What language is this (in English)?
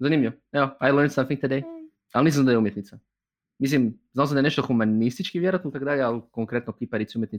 Croatian